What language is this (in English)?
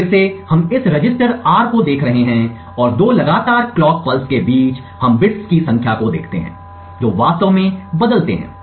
Hindi